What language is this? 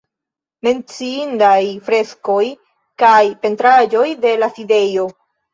Esperanto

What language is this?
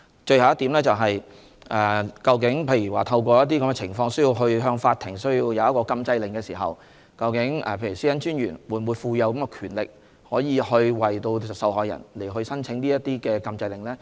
Cantonese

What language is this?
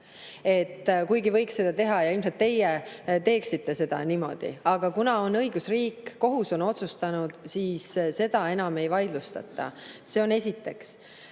Estonian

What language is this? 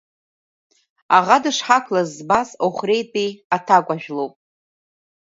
Abkhazian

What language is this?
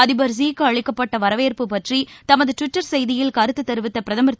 Tamil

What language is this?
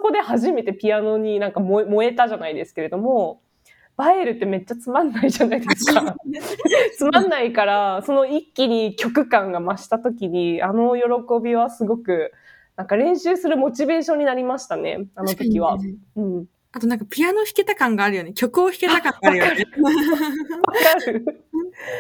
Japanese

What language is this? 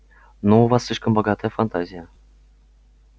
Russian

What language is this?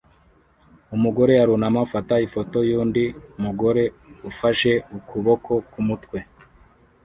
Kinyarwanda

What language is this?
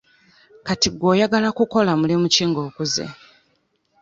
Ganda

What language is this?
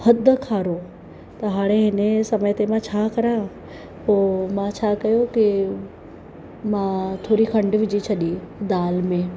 Sindhi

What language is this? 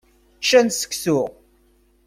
Kabyle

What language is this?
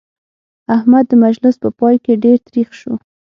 Pashto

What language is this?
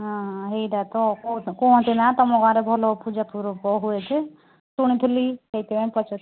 Odia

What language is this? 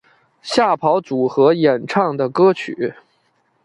Chinese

